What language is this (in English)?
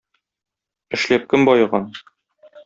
Tatar